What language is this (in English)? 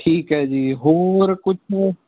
Punjabi